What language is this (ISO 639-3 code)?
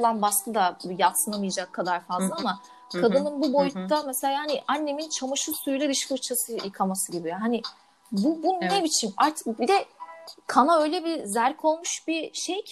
tur